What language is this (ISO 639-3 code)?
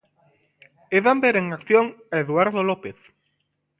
glg